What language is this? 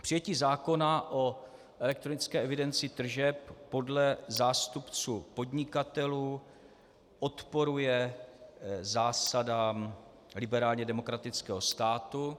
Czech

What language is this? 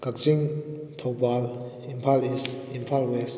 Manipuri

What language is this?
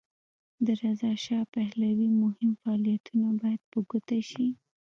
Pashto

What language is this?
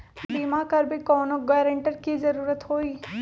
Magahi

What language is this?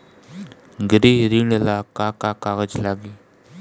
Bhojpuri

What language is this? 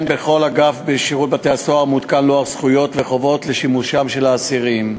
Hebrew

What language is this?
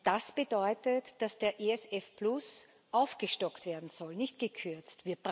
German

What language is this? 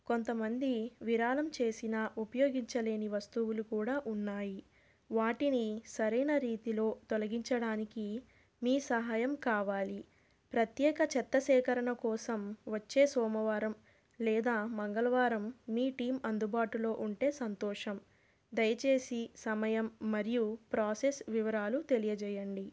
Telugu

